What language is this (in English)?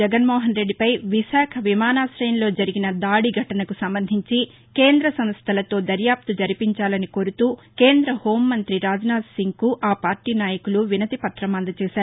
Telugu